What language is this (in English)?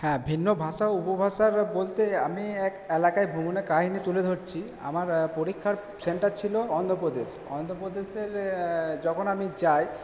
Bangla